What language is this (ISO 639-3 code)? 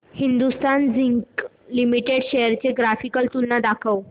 mar